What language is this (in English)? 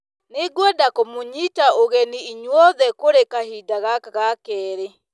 Kikuyu